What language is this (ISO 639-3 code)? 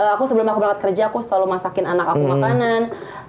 ind